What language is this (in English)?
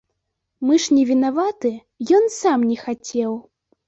Belarusian